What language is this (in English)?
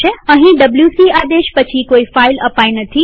Gujarati